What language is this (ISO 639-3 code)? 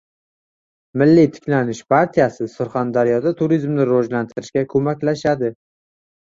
uzb